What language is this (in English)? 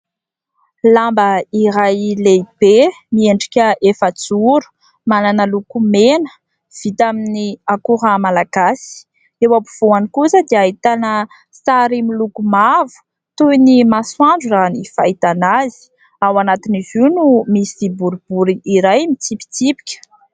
Malagasy